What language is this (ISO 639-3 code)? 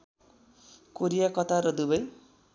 nep